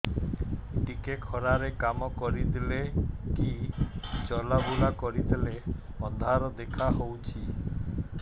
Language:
Odia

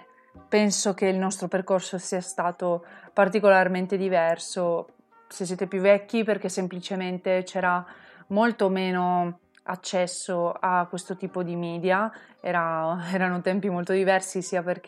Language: Italian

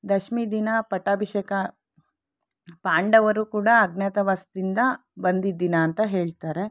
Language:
Kannada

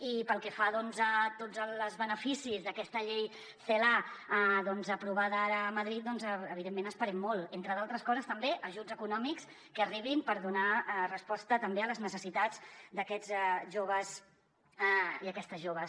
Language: Catalan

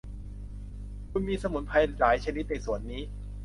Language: Thai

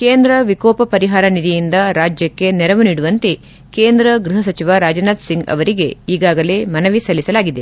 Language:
Kannada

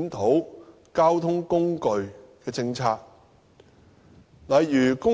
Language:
Cantonese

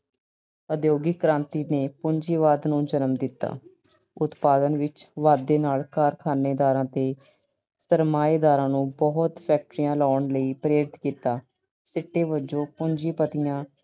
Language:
Punjabi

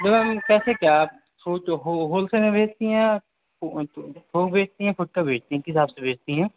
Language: Urdu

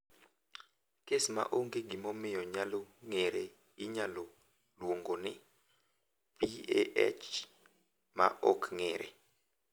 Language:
Luo (Kenya and Tanzania)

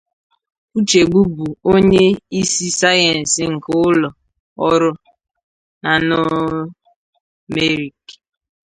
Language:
Igbo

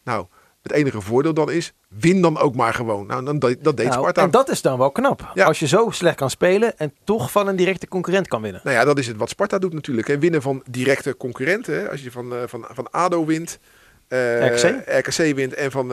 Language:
Dutch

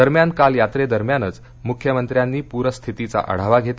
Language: Marathi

